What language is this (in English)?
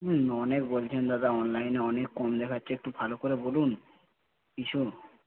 Bangla